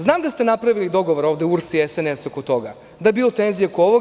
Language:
Serbian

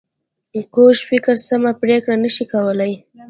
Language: Pashto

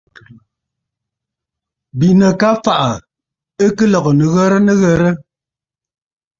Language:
Bafut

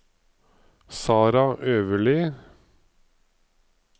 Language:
Norwegian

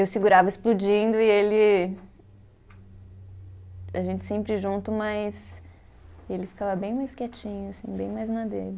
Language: Portuguese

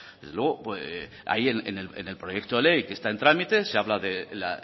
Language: Spanish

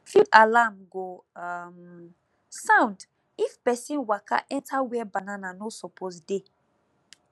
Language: Nigerian Pidgin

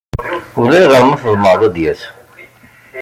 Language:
Kabyle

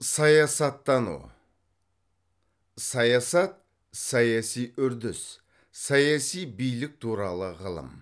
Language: Kazakh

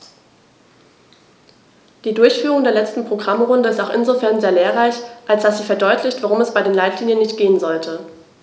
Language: German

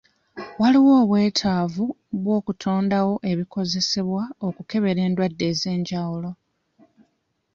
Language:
Ganda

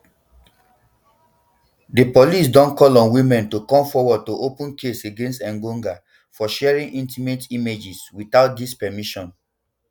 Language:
Nigerian Pidgin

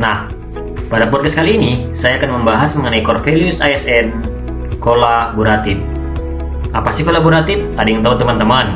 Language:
Indonesian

